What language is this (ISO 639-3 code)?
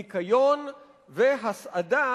heb